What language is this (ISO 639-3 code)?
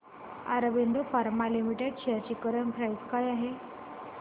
mar